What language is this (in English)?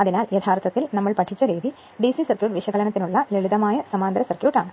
Malayalam